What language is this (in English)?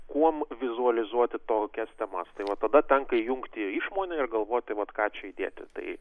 Lithuanian